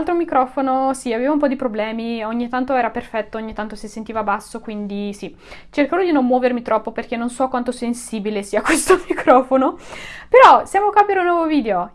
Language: Italian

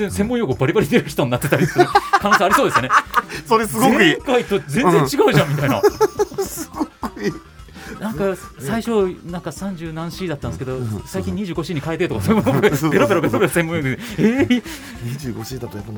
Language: Japanese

